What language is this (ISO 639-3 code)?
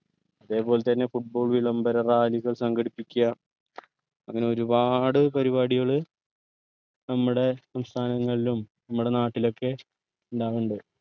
mal